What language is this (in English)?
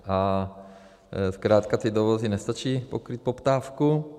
Czech